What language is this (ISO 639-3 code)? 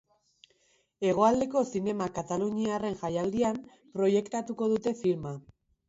eus